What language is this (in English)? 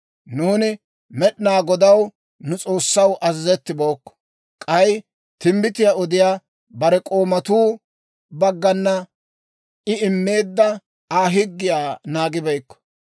Dawro